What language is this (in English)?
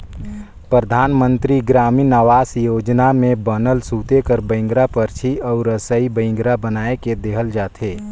Chhattisgarhi